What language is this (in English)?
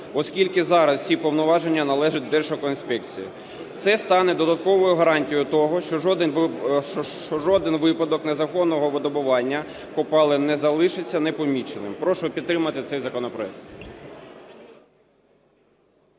Ukrainian